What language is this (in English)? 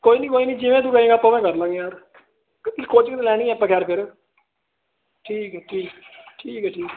Punjabi